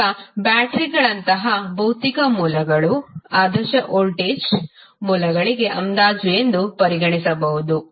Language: Kannada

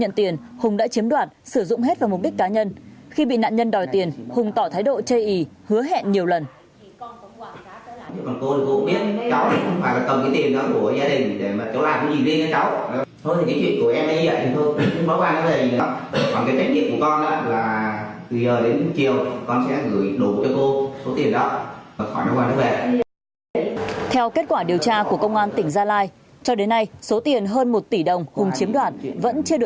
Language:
Vietnamese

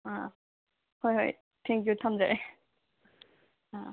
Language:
Manipuri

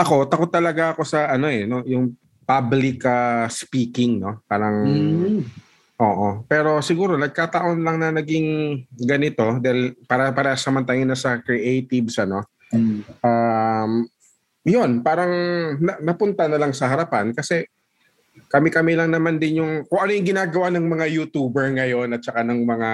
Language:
Filipino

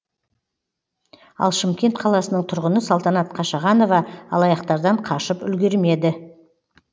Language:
Kazakh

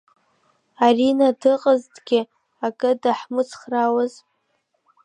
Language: Abkhazian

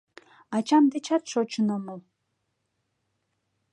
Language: Mari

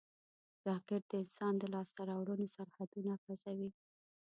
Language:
Pashto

